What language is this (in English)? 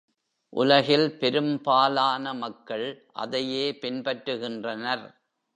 Tamil